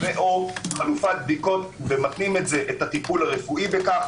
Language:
Hebrew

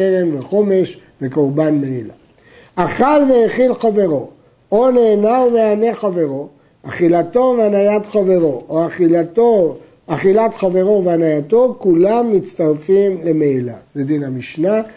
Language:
Hebrew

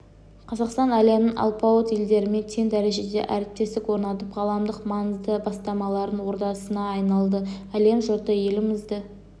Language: Kazakh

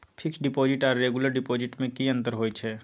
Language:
Maithili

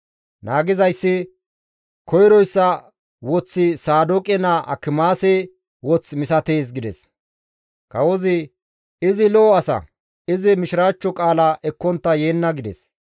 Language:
Gamo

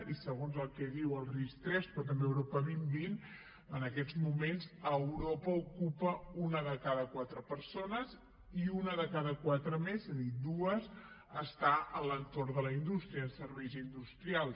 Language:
Catalan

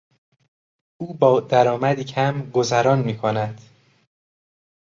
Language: Persian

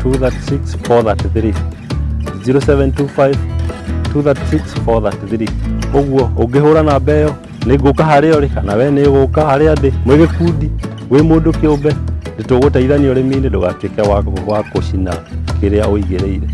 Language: Korean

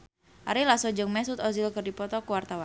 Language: Sundanese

